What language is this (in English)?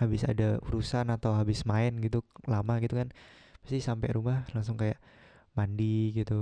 Indonesian